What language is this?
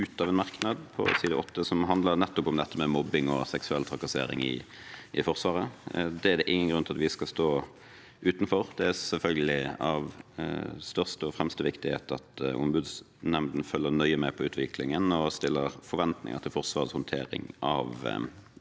Norwegian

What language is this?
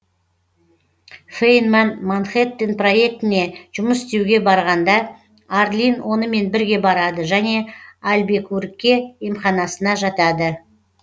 Kazakh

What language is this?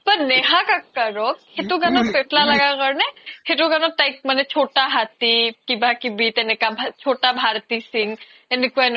Assamese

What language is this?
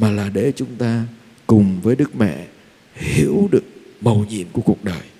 Vietnamese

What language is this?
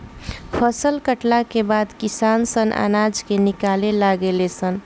Bhojpuri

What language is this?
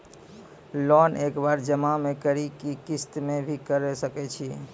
Maithili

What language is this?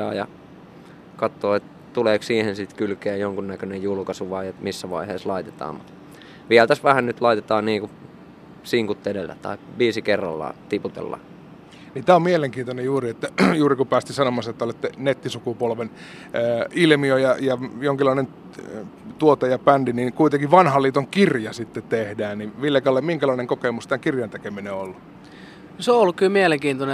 Finnish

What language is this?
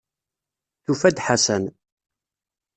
Kabyle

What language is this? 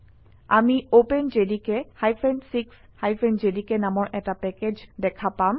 Assamese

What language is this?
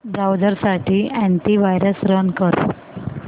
Marathi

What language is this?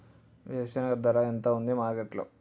Telugu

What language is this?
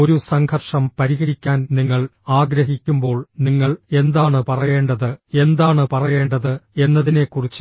Malayalam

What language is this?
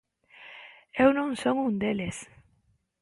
Galician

